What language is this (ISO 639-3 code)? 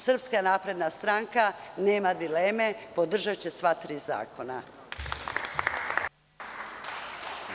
srp